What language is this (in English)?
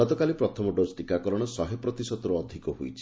Odia